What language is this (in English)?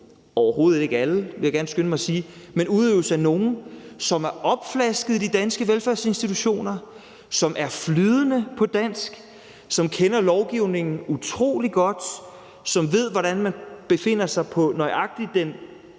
Danish